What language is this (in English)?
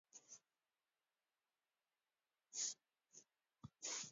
Welsh